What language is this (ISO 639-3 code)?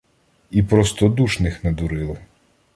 ukr